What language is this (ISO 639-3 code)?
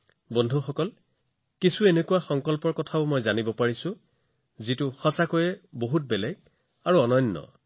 asm